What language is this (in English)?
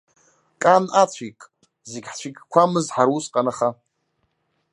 Abkhazian